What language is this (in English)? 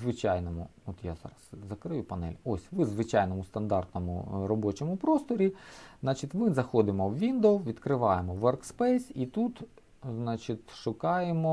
Ukrainian